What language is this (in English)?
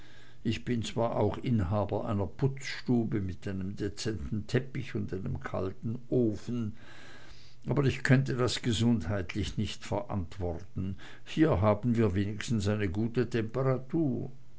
German